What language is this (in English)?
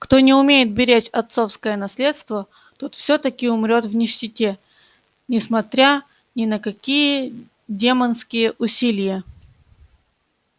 Russian